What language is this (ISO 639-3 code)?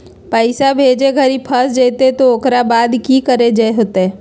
mag